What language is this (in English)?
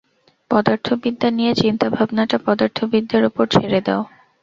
Bangla